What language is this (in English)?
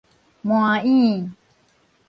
Min Nan Chinese